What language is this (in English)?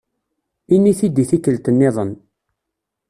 Kabyle